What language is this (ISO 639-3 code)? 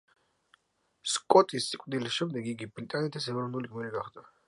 kat